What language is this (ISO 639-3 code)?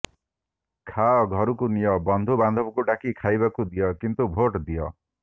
ori